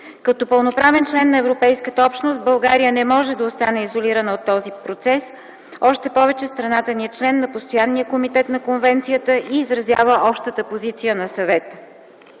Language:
Bulgarian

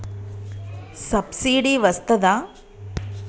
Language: Telugu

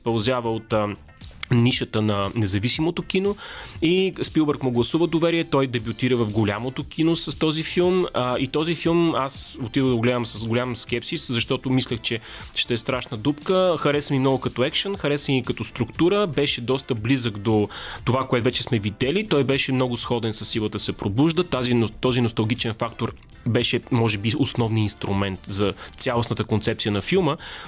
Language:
Bulgarian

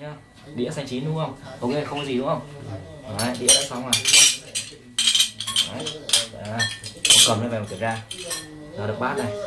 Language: Vietnamese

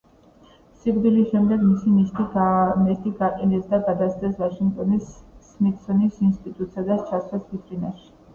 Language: Georgian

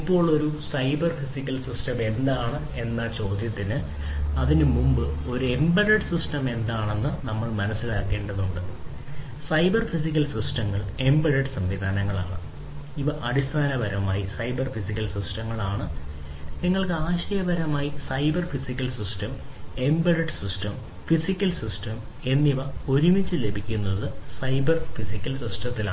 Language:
Malayalam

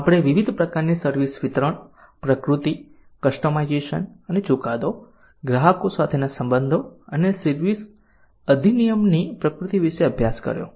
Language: Gujarati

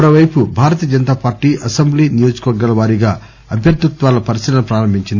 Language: Telugu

